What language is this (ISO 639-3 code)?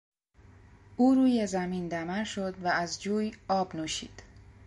fas